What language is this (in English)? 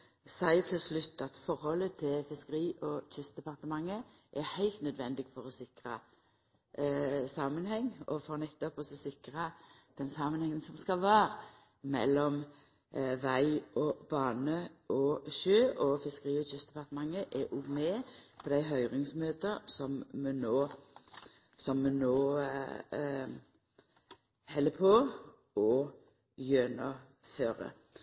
Norwegian Nynorsk